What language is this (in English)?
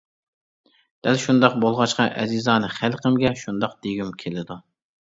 Uyghur